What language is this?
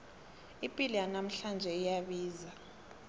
South Ndebele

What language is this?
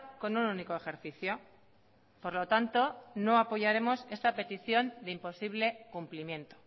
Spanish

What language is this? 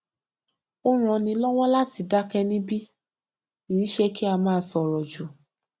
Yoruba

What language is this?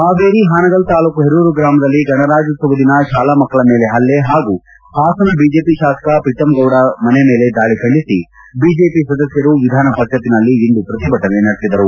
Kannada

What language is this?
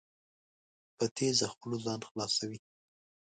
Pashto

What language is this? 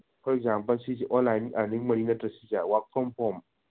Manipuri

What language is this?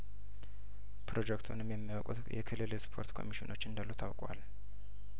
Amharic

